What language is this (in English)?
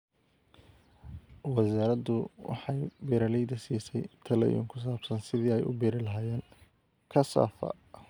Somali